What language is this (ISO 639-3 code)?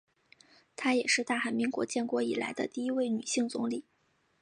zho